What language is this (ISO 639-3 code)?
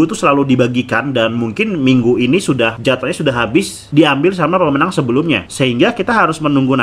ind